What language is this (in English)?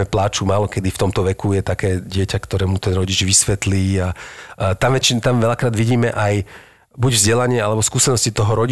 Slovak